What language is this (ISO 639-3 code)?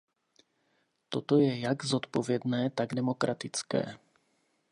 ces